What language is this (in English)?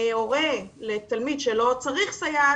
Hebrew